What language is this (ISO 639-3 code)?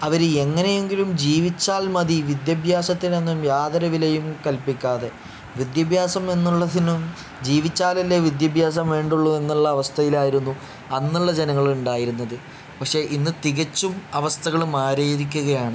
mal